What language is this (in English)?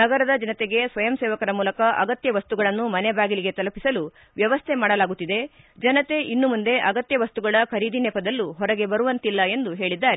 Kannada